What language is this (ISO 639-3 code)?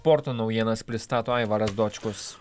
lit